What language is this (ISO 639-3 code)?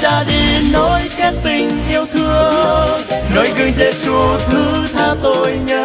vie